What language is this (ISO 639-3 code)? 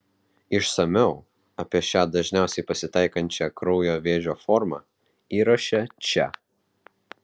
lit